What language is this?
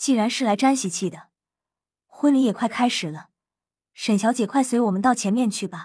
Chinese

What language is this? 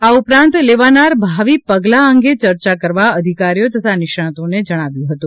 Gujarati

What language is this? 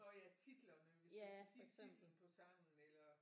Danish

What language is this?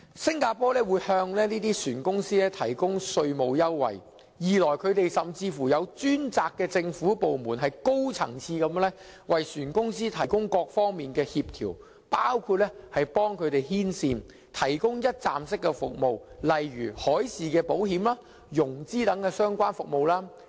Cantonese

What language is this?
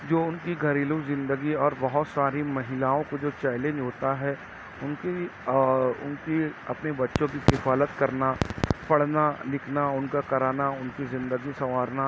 Urdu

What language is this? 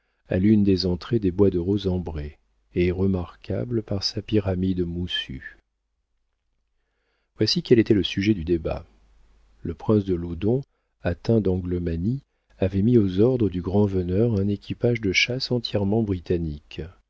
French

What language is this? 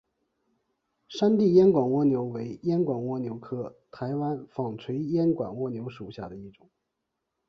Chinese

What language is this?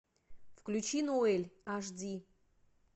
Russian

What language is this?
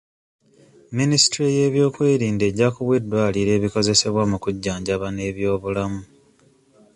Ganda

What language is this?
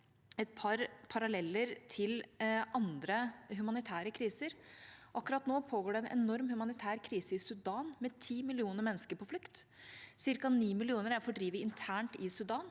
Norwegian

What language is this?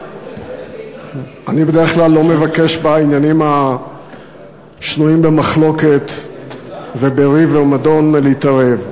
Hebrew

